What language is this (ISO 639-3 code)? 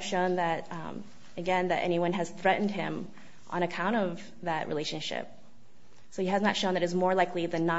eng